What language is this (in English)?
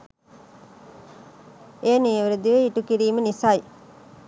Sinhala